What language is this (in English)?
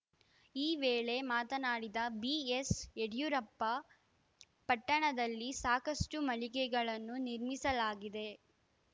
Kannada